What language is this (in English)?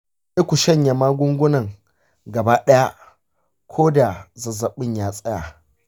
Hausa